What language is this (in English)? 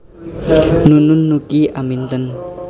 Javanese